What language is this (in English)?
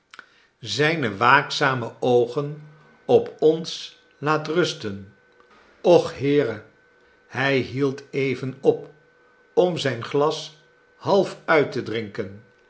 Dutch